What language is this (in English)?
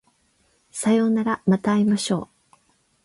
Japanese